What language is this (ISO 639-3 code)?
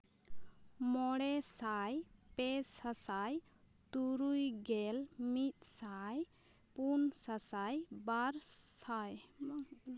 sat